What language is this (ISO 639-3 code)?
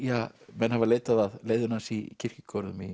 isl